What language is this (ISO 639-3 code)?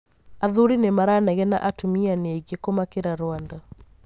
kik